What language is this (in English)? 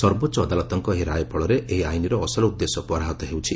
Odia